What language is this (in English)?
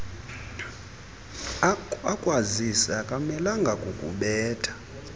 Xhosa